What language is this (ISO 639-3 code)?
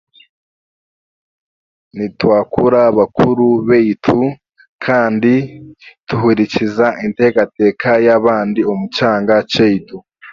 cgg